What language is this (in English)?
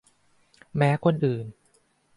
Thai